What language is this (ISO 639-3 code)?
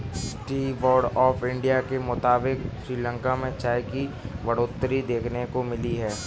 hin